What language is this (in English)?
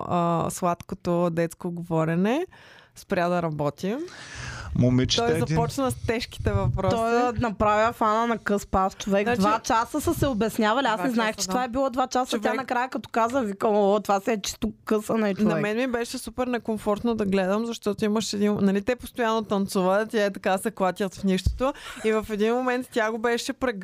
Bulgarian